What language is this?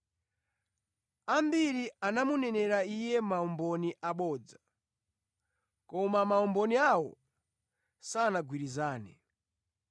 Nyanja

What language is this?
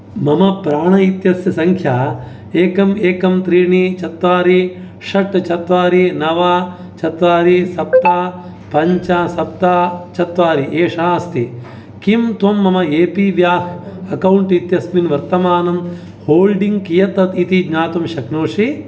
Sanskrit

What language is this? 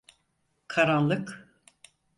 Turkish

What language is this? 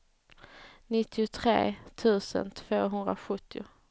Swedish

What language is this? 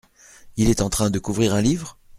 French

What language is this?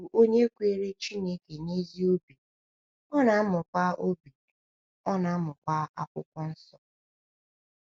Igbo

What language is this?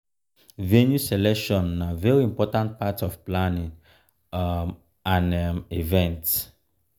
Nigerian Pidgin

